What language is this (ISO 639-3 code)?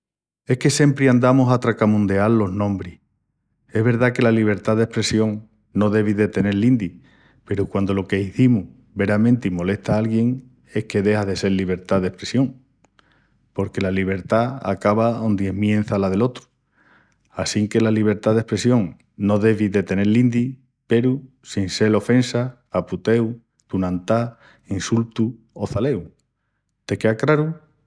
ext